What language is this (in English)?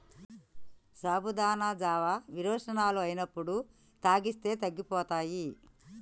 Telugu